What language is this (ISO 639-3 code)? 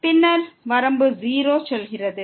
tam